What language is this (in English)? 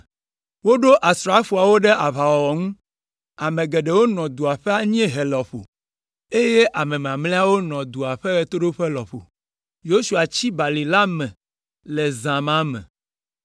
Ewe